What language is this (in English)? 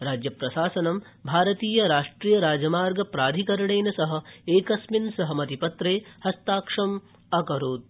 Sanskrit